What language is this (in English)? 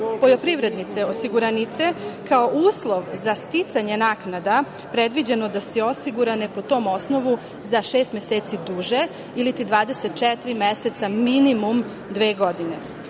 Serbian